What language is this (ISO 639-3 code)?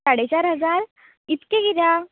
kok